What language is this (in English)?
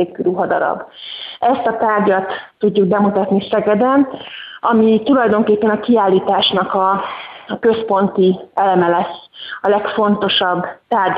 Hungarian